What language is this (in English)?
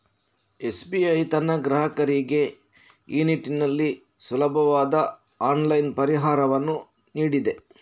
Kannada